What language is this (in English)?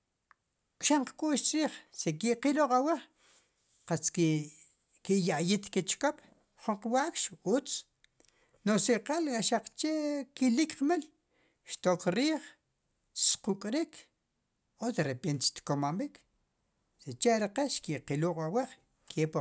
Sipacapense